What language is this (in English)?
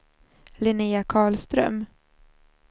Swedish